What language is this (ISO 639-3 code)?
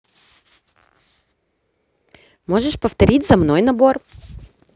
rus